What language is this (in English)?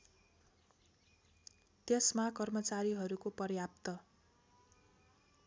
Nepali